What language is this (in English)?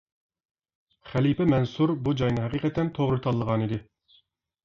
Uyghur